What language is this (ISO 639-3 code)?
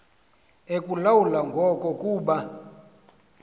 xho